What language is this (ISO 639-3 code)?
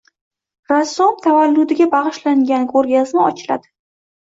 uzb